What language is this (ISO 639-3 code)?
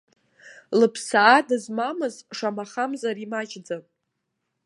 abk